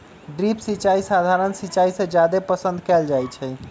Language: Magahi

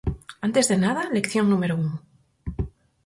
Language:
Galician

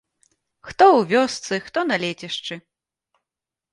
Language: Belarusian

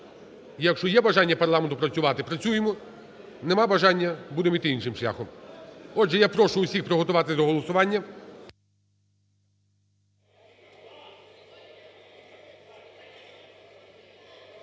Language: Ukrainian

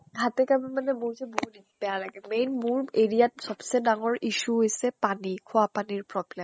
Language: Assamese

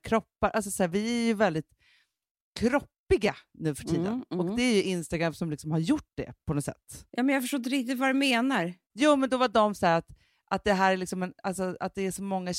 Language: Swedish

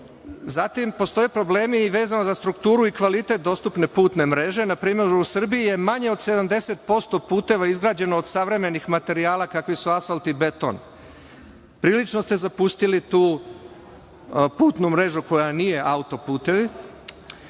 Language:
Serbian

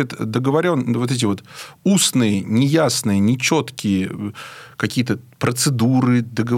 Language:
Russian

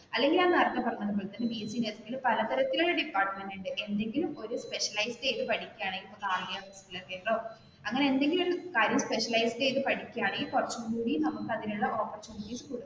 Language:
Malayalam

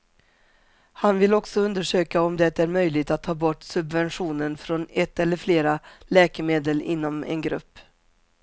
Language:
Swedish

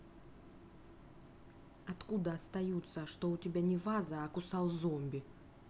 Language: Russian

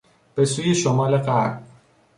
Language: Persian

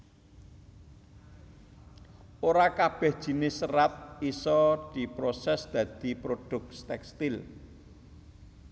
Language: Javanese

